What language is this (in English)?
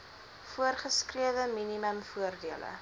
Afrikaans